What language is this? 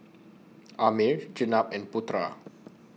English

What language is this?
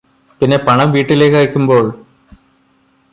Malayalam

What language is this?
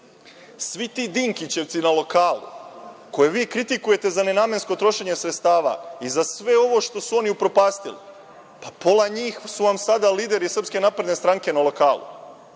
Serbian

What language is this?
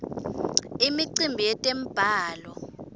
Swati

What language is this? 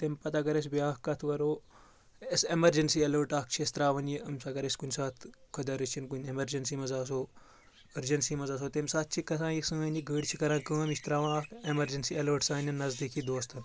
Kashmiri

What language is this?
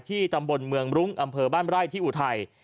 Thai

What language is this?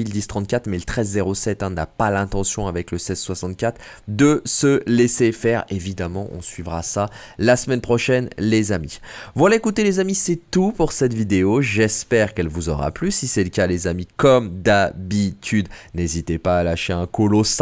French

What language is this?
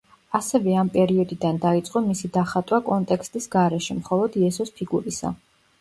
Georgian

